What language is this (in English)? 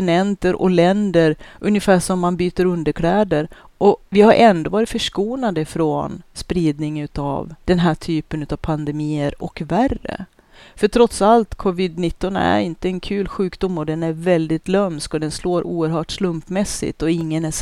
Swedish